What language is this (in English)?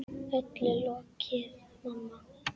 Icelandic